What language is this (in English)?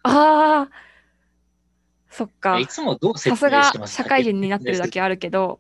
Japanese